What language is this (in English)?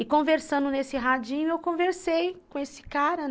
Portuguese